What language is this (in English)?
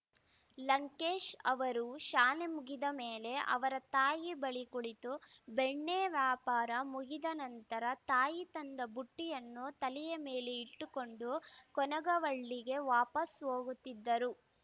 Kannada